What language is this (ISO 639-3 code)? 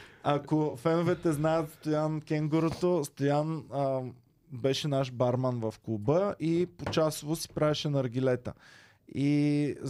bul